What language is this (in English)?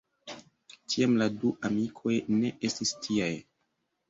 Esperanto